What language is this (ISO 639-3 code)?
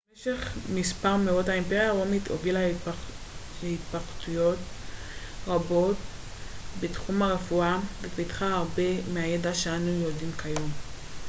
heb